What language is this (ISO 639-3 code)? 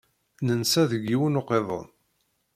kab